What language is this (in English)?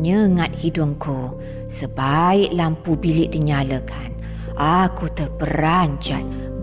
Malay